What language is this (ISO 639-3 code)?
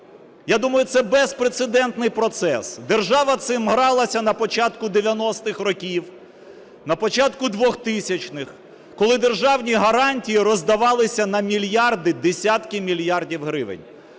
ukr